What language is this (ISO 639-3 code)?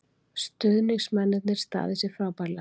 isl